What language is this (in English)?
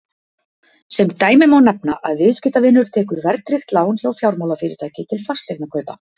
Icelandic